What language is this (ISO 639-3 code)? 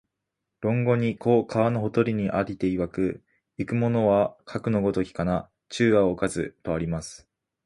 jpn